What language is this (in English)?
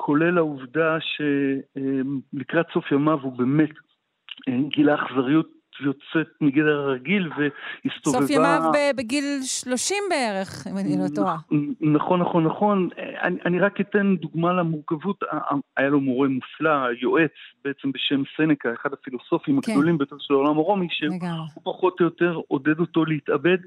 Hebrew